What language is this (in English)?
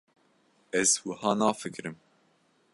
Kurdish